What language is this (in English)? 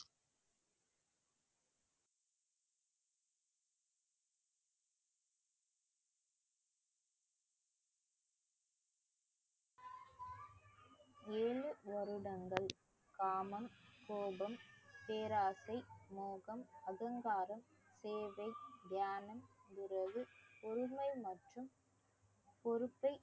Tamil